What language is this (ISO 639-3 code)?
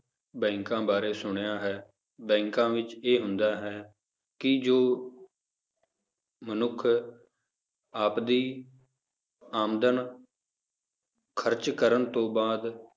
pan